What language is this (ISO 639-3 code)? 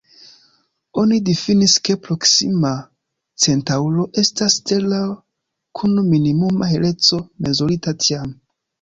epo